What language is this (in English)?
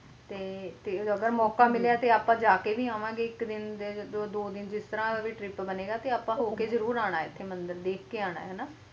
Punjabi